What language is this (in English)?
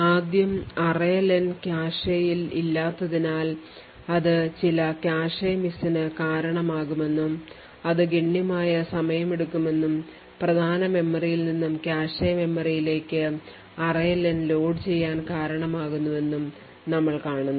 Malayalam